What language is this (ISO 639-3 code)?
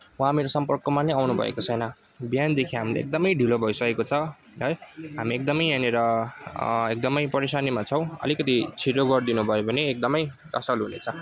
nep